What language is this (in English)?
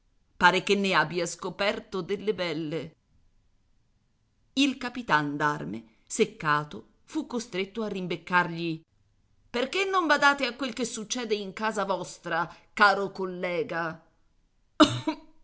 Italian